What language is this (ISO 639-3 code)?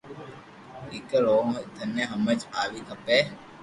lrk